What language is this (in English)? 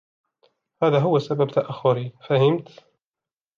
Arabic